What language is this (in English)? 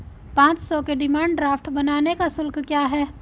Hindi